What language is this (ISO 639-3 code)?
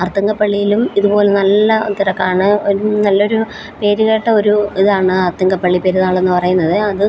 mal